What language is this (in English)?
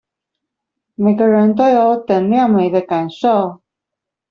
Chinese